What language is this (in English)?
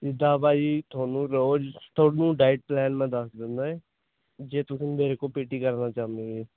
Punjabi